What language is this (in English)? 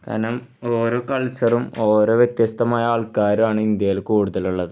Malayalam